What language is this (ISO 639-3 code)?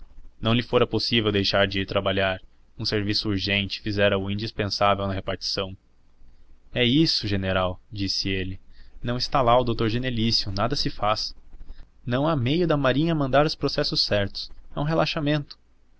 por